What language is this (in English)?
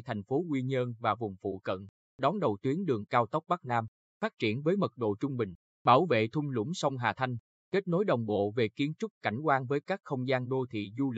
Vietnamese